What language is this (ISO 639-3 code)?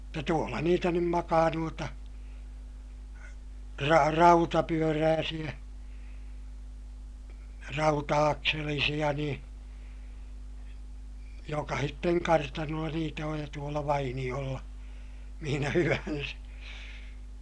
fin